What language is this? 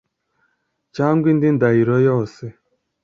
Kinyarwanda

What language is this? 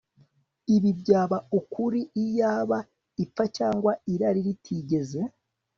Kinyarwanda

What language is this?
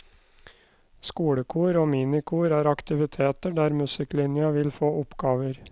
Norwegian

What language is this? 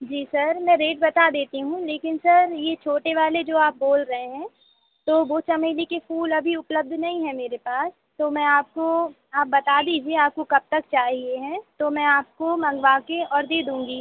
Hindi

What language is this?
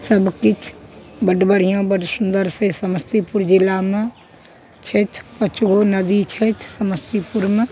Maithili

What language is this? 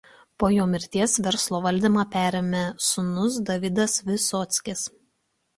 Lithuanian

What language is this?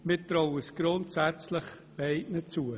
Swiss German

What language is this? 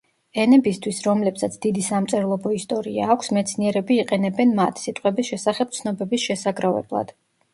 Georgian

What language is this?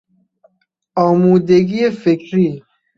Persian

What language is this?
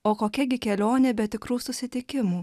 Lithuanian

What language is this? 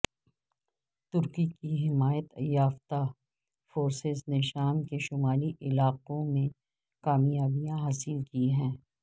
Urdu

